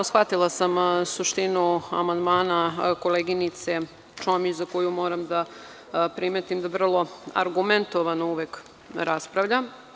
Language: Serbian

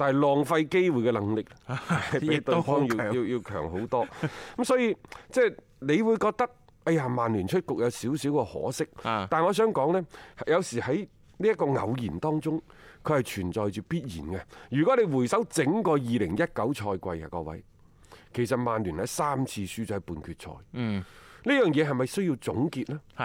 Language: Chinese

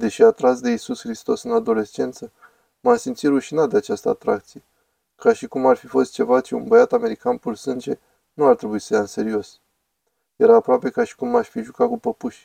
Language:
Romanian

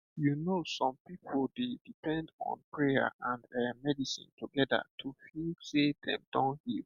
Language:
Nigerian Pidgin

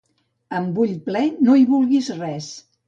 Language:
Catalan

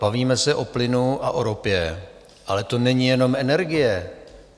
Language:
Czech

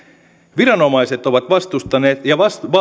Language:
Finnish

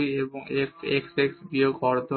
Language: Bangla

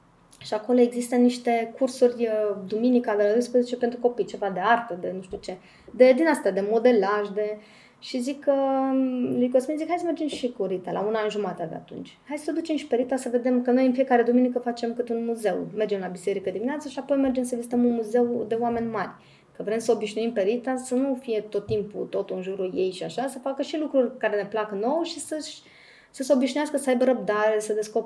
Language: Romanian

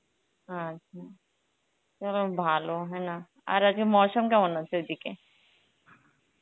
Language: Bangla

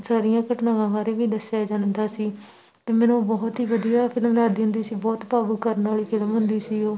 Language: Punjabi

